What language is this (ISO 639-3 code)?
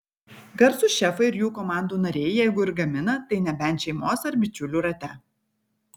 lit